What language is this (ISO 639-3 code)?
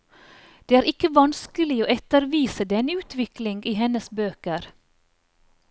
nor